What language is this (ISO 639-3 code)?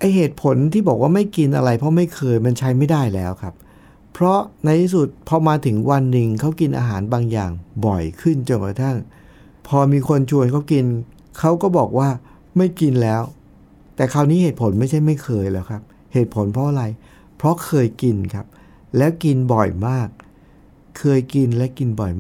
tha